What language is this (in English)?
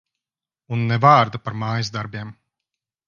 Latvian